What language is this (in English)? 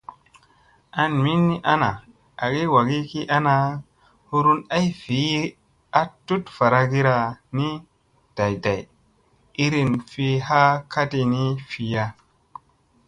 Musey